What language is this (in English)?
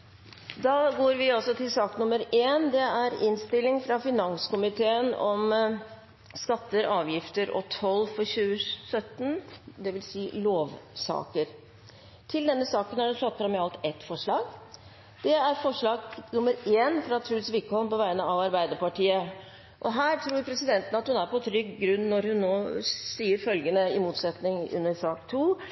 Norwegian Bokmål